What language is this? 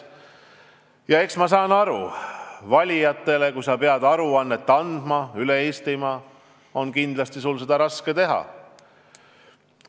Estonian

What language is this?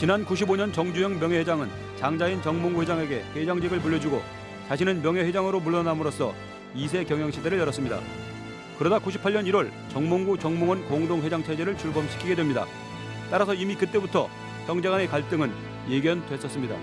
Korean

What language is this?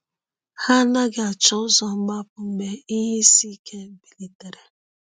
Igbo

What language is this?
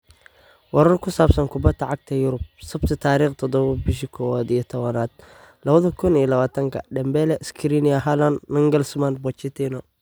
Somali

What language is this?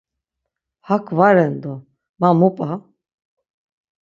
Laz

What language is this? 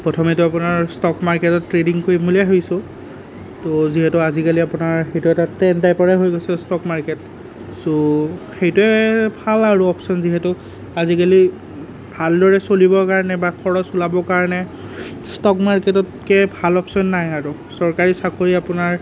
Assamese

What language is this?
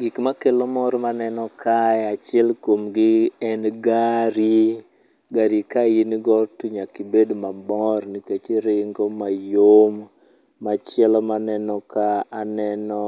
Luo (Kenya and Tanzania)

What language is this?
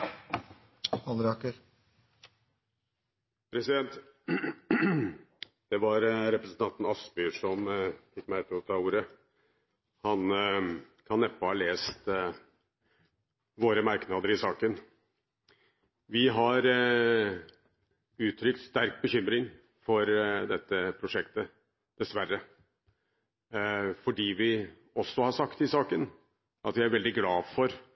Norwegian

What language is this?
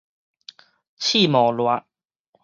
Min Nan Chinese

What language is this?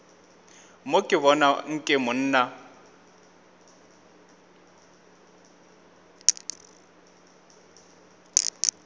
Northern Sotho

